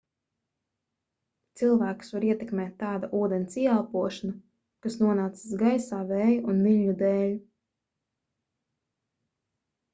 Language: Latvian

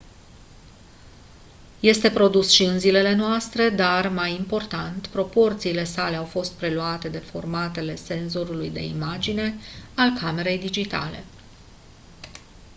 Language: Romanian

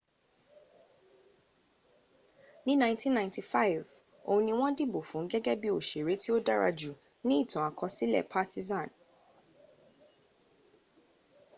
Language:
Yoruba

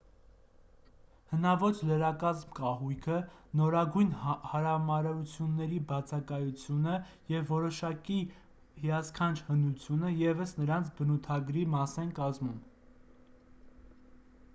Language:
Armenian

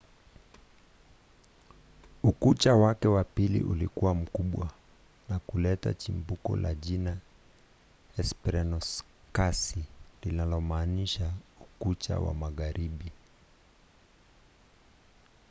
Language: Swahili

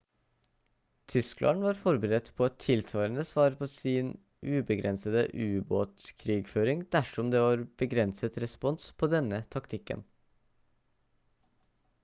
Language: Norwegian Bokmål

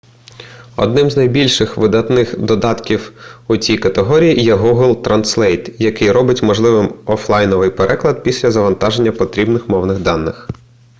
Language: Ukrainian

